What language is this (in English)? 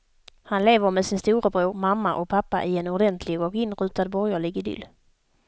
Swedish